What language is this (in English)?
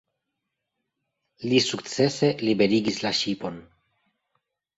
Esperanto